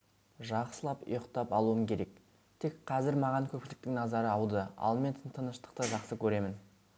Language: Kazakh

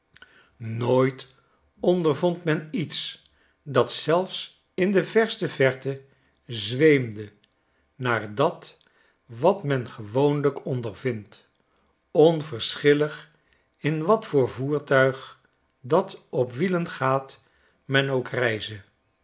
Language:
Dutch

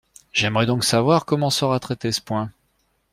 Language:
French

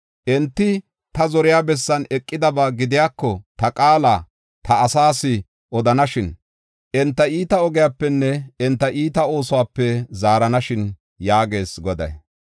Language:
Gofa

